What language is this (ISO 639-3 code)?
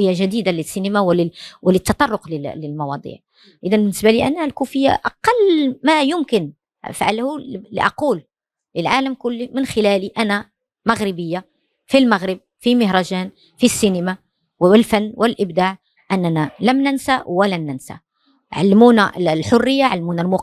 ara